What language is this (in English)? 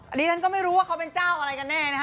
Thai